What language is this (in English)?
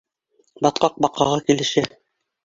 Bashkir